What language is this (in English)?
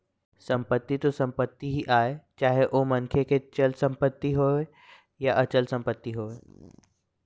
Chhattisgarhi